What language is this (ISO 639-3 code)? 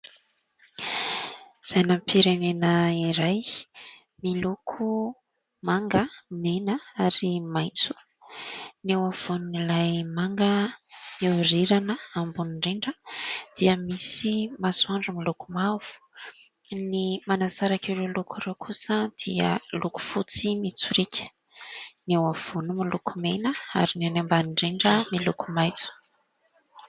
mlg